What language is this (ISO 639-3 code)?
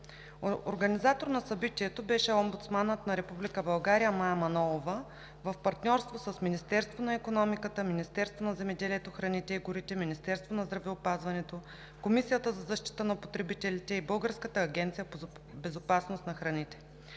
bul